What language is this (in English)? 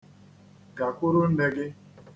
Igbo